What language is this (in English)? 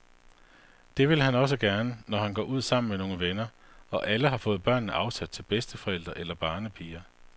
Danish